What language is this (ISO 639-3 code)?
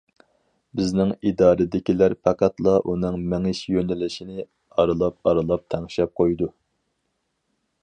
uig